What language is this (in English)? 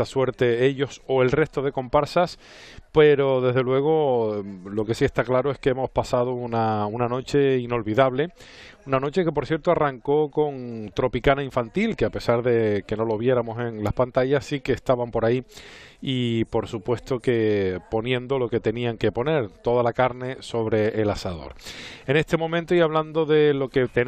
Spanish